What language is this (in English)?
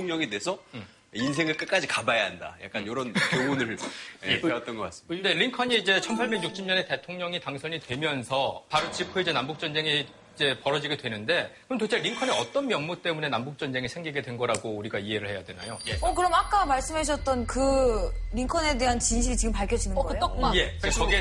Korean